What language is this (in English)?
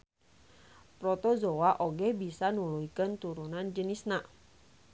Sundanese